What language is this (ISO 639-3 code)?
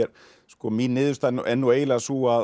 isl